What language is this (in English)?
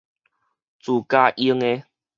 Min Nan Chinese